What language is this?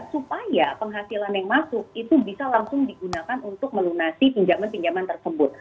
Indonesian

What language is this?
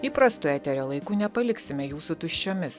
Lithuanian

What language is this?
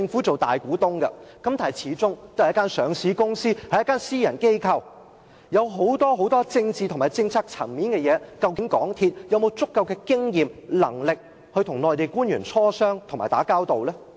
Cantonese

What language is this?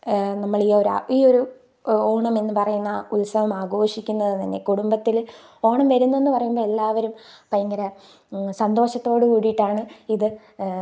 Malayalam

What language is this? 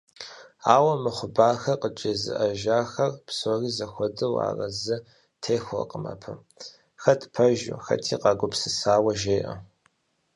Kabardian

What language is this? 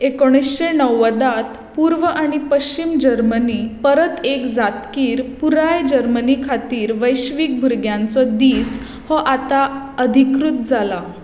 Konkani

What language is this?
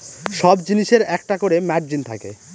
Bangla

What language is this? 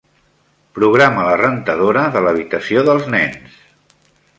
Catalan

